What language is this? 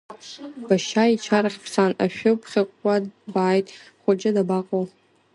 Abkhazian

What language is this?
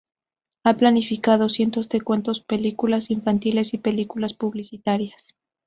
Spanish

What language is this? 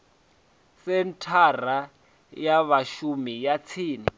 Venda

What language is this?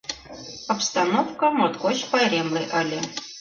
Mari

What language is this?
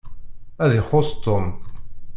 Kabyle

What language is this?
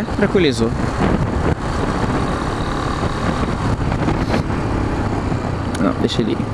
Portuguese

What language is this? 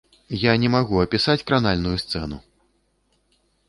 Belarusian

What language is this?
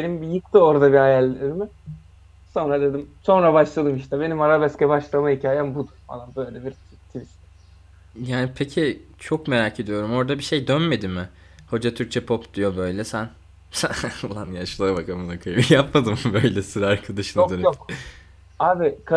Turkish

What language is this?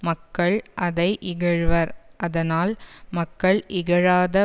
Tamil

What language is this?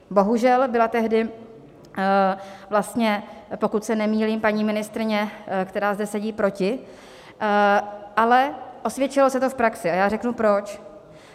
Czech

